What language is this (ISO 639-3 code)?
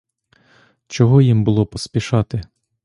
ukr